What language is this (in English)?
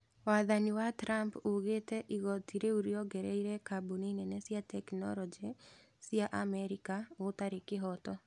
Kikuyu